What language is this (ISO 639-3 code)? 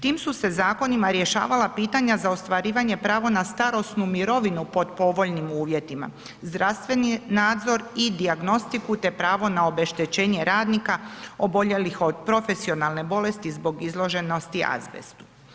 hrv